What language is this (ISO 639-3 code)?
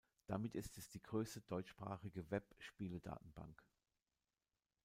deu